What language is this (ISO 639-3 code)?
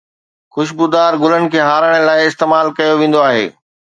snd